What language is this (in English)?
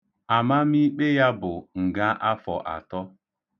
Igbo